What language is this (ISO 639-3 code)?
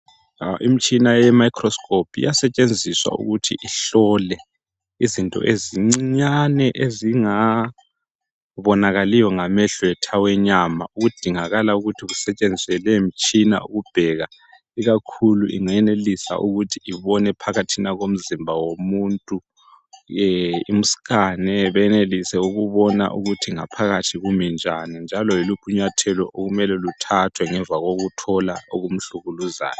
nde